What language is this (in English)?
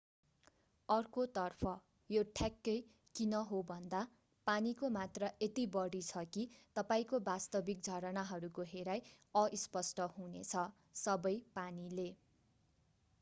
Nepali